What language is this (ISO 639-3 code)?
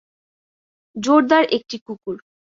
ben